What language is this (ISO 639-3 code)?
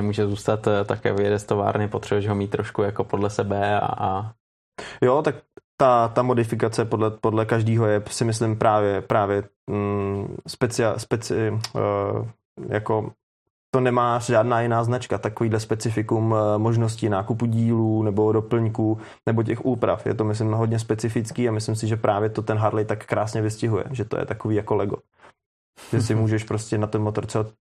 ces